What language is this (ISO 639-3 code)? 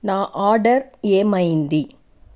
tel